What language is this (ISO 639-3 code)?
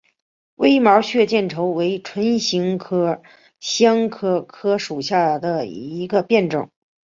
zho